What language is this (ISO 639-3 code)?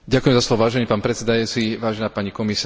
slk